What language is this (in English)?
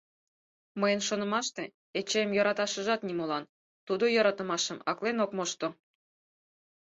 Mari